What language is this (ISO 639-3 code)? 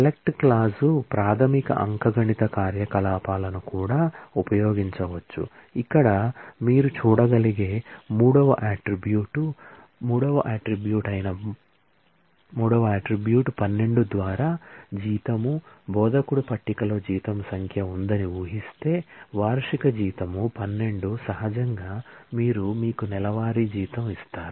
tel